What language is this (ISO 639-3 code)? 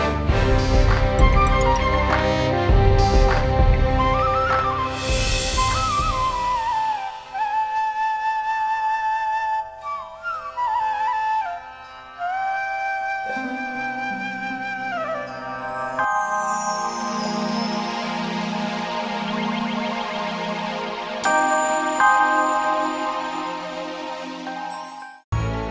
ind